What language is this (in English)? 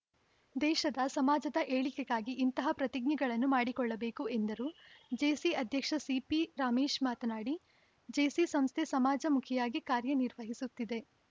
Kannada